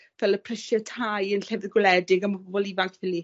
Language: Welsh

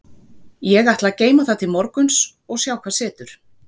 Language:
Icelandic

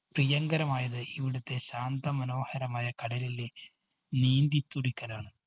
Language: Malayalam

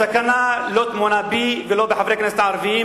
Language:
Hebrew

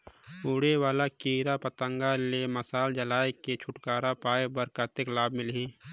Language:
Chhattisgarhi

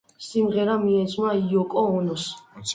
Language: Georgian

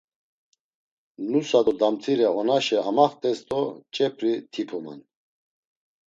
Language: Laz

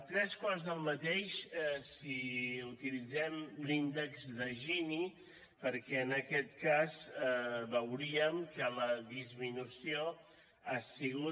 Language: Catalan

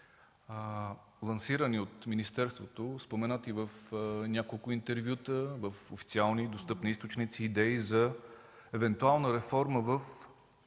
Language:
Bulgarian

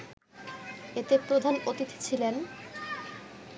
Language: Bangla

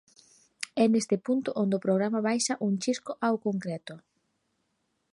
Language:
Galician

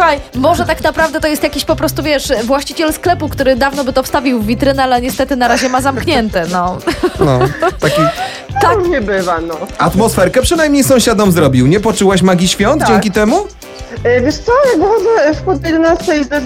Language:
Polish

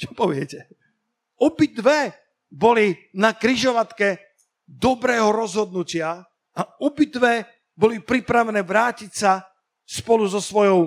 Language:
Slovak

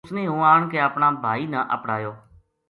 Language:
Gujari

